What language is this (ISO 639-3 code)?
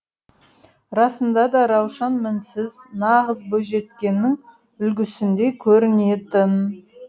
kaz